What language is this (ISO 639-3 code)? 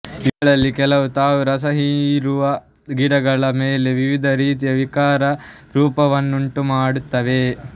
kan